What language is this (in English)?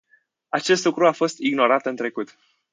Romanian